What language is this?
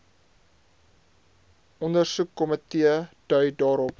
Afrikaans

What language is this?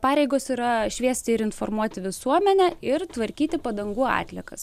Lithuanian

